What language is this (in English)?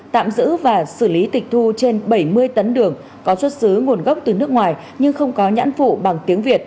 Vietnamese